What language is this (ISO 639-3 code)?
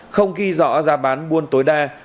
vie